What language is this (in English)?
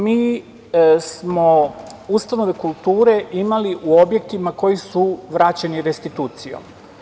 Serbian